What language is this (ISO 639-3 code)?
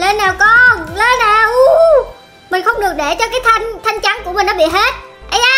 vie